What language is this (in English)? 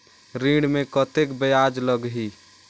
Chhattisgarhi